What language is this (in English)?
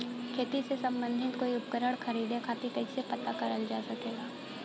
Bhojpuri